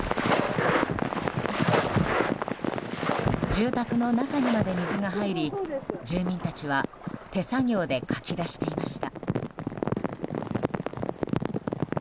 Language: Japanese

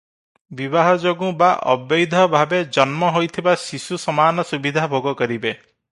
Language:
Odia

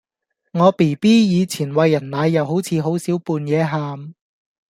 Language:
Cantonese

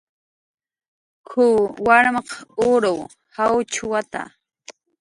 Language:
Jaqaru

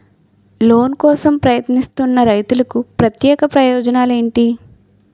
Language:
Telugu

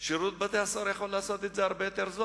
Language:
Hebrew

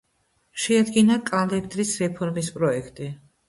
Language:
Georgian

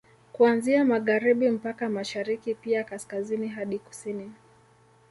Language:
Swahili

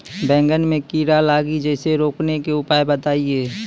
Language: Maithili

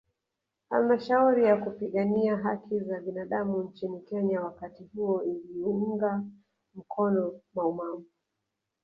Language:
Swahili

